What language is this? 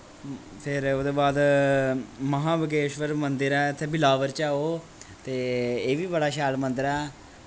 Dogri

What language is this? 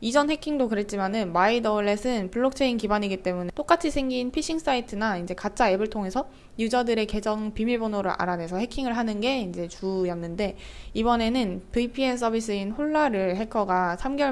Korean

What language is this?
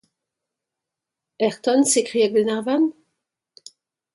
French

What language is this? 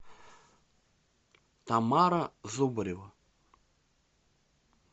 Russian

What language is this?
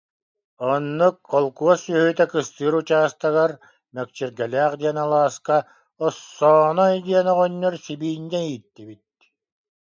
Yakut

